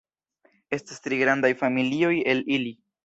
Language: Esperanto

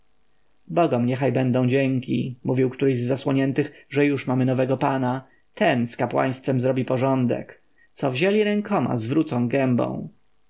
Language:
Polish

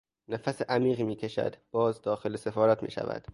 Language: Persian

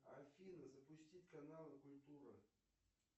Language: Russian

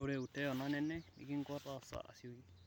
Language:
Masai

